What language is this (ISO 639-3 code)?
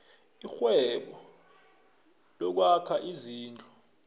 nbl